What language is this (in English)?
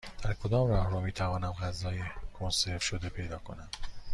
Persian